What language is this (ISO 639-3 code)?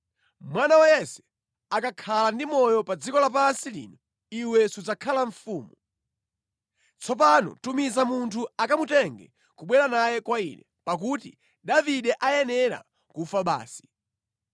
nya